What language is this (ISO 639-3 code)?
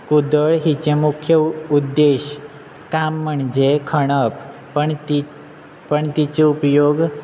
kok